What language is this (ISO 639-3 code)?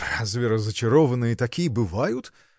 rus